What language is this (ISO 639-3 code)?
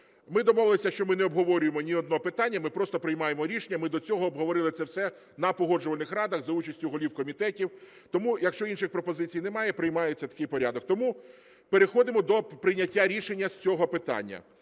ukr